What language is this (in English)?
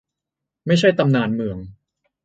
Thai